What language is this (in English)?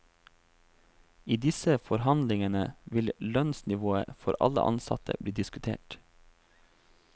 Norwegian